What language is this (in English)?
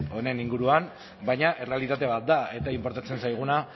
Basque